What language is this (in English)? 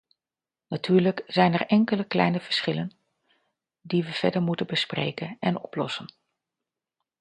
Dutch